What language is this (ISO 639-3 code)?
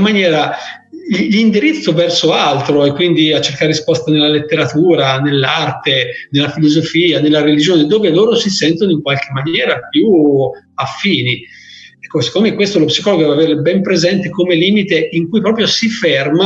ita